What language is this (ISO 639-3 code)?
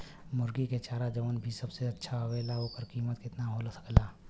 bho